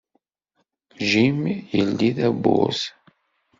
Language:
Kabyle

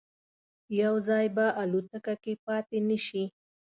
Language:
Pashto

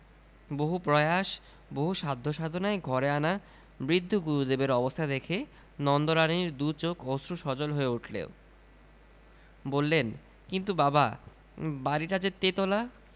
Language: Bangla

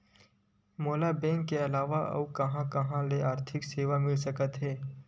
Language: Chhattisgarhi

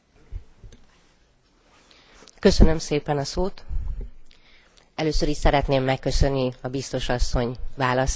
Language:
Hungarian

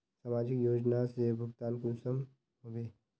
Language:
Magahi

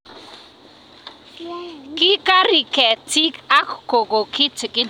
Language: Kalenjin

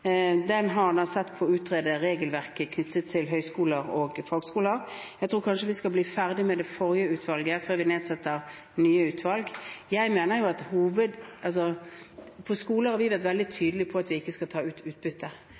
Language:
Norwegian Bokmål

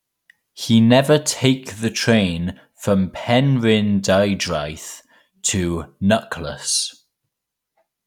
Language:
English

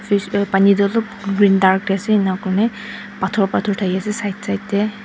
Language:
Naga Pidgin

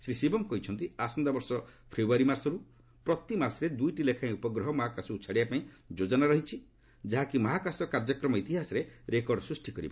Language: Odia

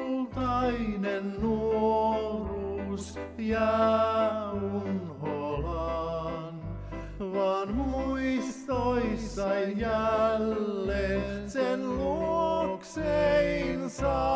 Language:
Finnish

